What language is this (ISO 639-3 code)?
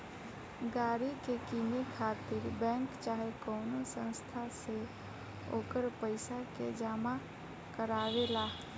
bho